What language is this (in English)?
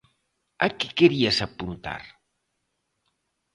Galician